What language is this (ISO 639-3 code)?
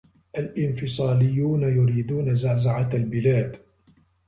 ara